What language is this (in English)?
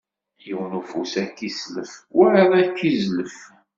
Kabyle